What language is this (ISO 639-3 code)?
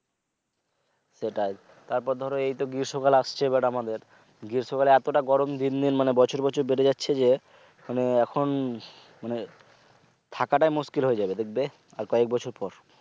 ben